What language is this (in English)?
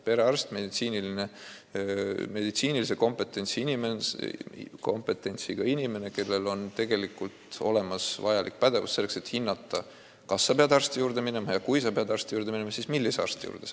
Estonian